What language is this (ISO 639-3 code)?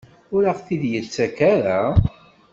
kab